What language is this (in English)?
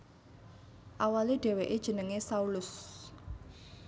Javanese